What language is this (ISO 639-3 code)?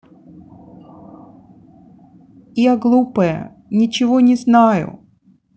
rus